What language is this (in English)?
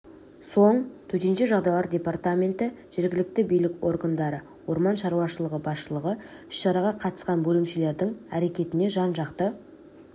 Kazakh